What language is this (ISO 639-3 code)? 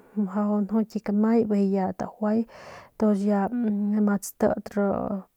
pmq